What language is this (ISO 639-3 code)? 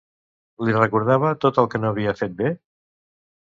cat